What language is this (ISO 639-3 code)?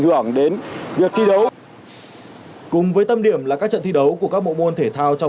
vie